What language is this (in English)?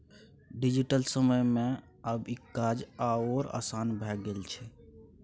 Maithili